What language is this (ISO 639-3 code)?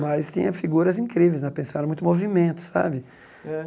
por